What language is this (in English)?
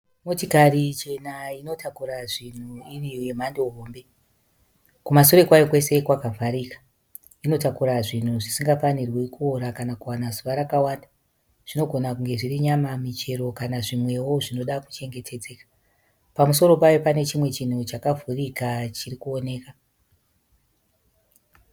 Shona